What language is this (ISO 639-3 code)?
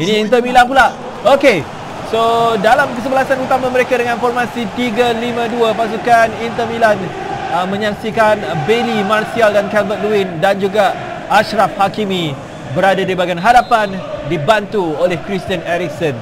msa